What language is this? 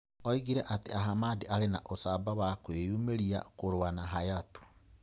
Kikuyu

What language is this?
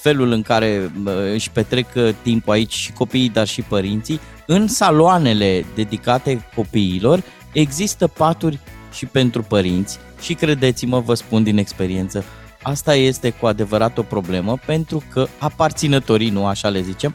Romanian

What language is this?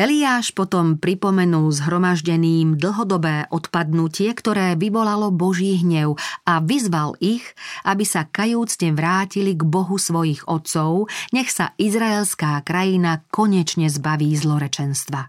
Slovak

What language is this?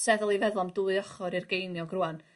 Welsh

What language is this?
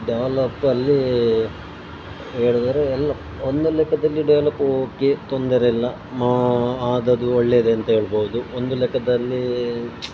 Kannada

